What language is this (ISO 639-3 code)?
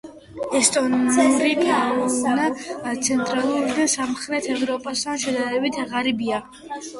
kat